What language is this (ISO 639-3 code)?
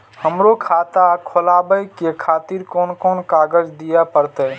mai